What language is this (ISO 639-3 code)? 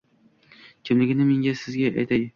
uzb